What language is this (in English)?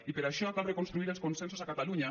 Catalan